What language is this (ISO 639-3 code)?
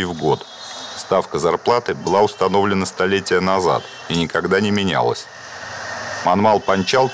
rus